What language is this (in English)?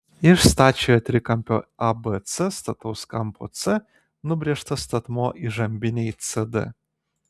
Lithuanian